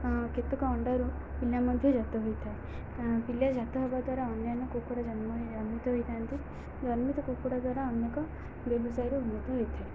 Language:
Odia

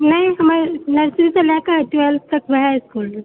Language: Maithili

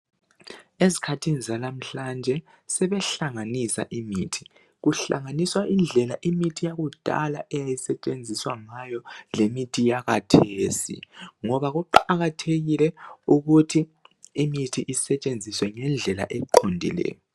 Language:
North Ndebele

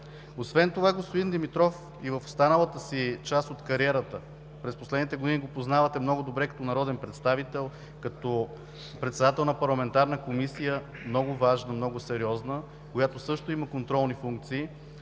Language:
Bulgarian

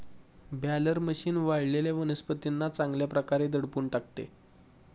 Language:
Marathi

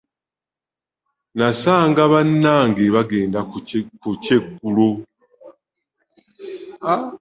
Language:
Ganda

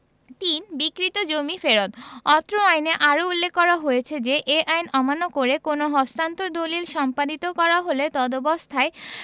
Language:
Bangla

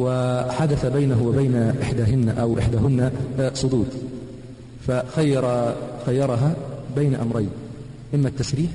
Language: Arabic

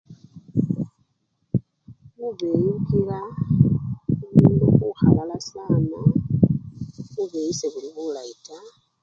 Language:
Luyia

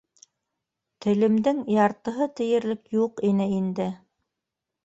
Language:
Bashkir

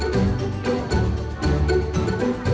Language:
Thai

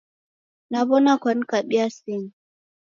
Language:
Taita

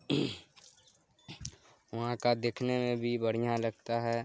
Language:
Urdu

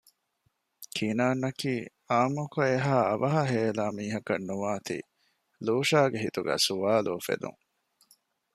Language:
Divehi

